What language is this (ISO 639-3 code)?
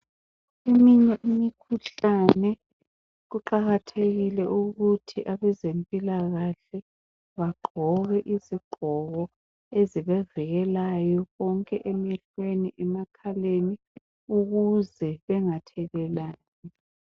nde